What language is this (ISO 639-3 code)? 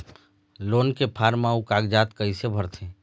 hne